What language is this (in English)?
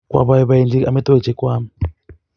Kalenjin